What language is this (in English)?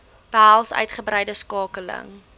Afrikaans